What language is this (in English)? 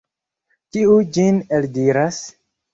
Esperanto